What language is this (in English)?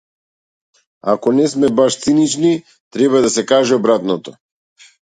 Macedonian